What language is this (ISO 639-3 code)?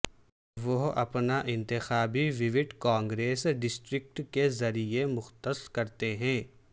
urd